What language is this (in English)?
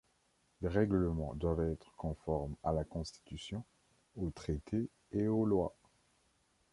French